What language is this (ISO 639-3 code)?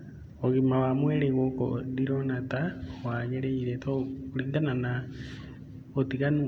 kik